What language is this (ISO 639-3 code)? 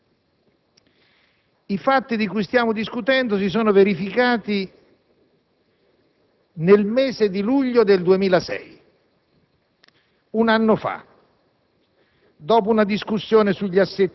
ita